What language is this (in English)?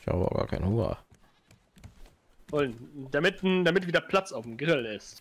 German